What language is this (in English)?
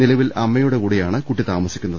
Malayalam